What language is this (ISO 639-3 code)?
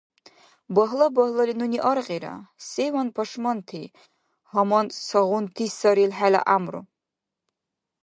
dar